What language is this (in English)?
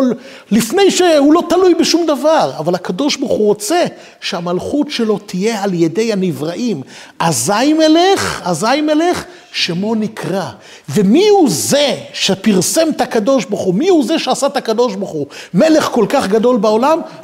Hebrew